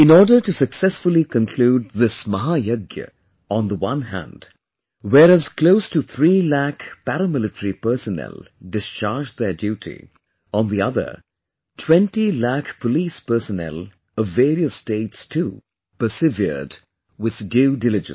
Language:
English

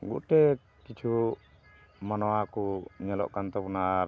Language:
Santali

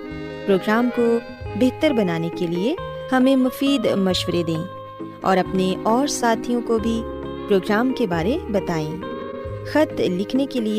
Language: Urdu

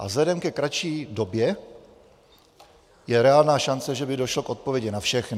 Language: Czech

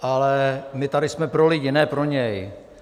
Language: Czech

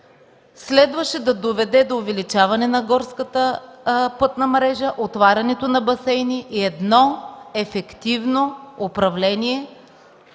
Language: Bulgarian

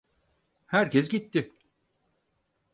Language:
Turkish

